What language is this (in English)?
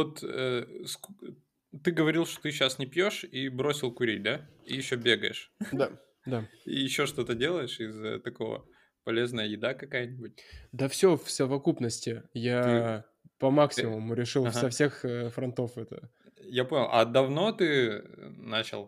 Russian